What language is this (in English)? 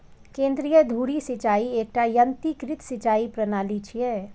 Maithili